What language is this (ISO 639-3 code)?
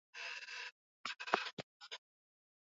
swa